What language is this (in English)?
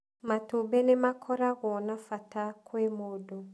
Kikuyu